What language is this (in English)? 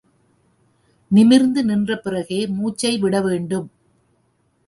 Tamil